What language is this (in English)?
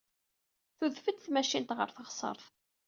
Kabyle